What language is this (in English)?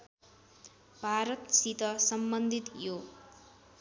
Nepali